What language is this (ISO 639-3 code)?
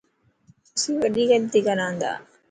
mki